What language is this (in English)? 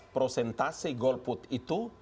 Indonesian